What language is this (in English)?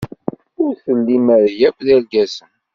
Kabyle